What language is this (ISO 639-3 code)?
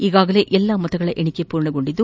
kan